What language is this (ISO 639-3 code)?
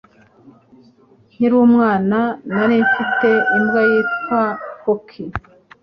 kin